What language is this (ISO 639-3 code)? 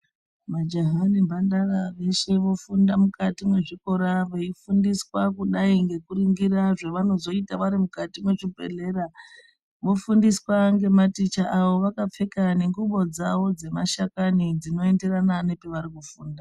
ndc